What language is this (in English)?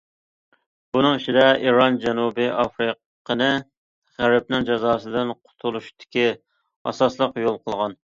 Uyghur